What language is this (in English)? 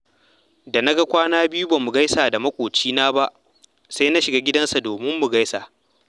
Hausa